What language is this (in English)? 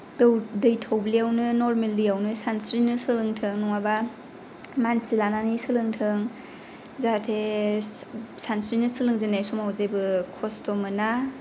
Bodo